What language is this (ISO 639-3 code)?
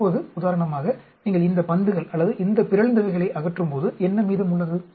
tam